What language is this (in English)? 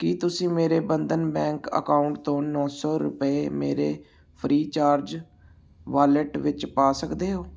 Punjabi